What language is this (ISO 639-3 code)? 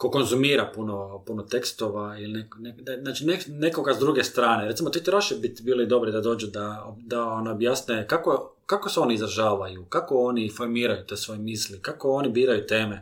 hrv